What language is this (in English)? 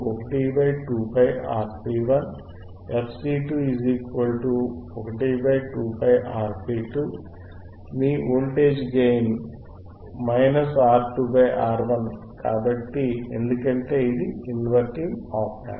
Telugu